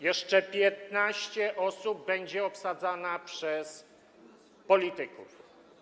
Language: Polish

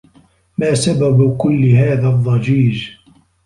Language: Arabic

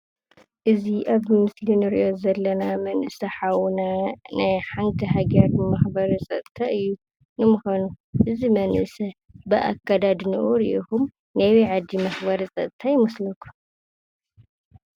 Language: Tigrinya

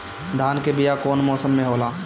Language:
Bhojpuri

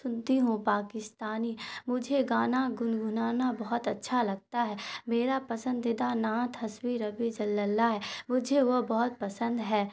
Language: Urdu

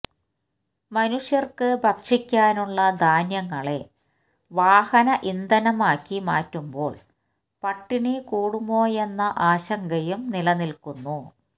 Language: Malayalam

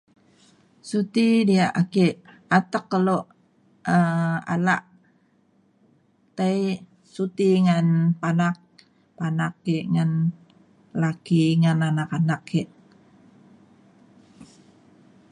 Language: Mainstream Kenyah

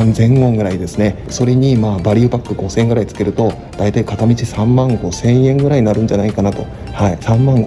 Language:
Japanese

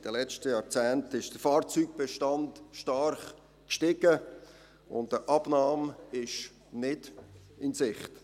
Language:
Swiss German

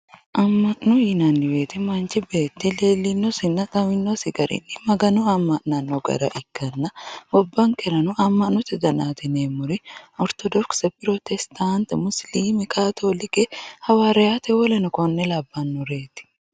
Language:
Sidamo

